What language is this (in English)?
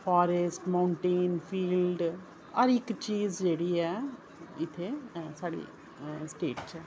Dogri